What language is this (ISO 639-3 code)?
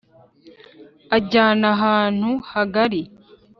kin